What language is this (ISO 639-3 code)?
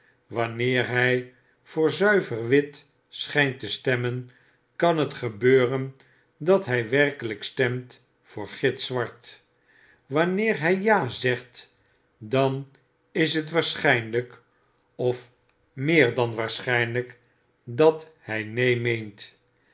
nld